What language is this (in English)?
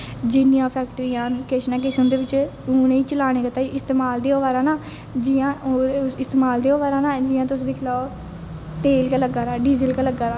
Dogri